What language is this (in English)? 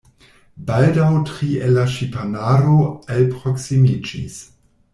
Esperanto